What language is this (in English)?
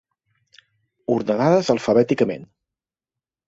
Catalan